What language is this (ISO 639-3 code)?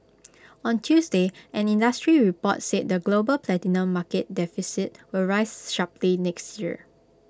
eng